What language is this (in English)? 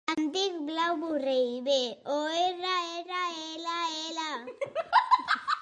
Catalan